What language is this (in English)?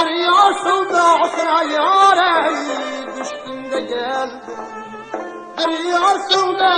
Uzbek